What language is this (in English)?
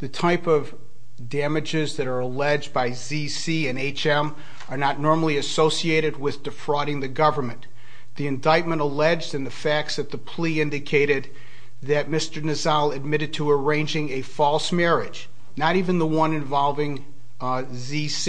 English